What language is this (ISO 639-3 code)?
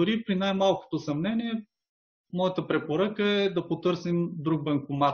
bul